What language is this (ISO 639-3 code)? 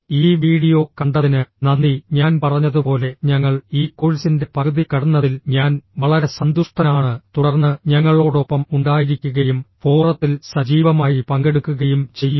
mal